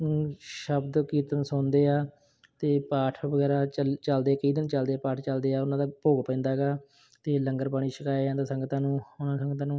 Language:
Punjabi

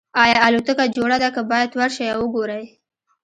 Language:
Pashto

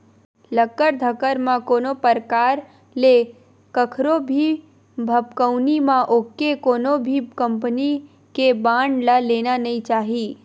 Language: Chhattisgarhi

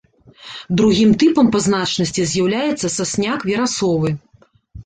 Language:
Belarusian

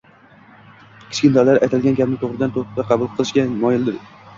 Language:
Uzbek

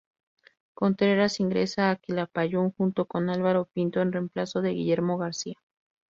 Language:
Spanish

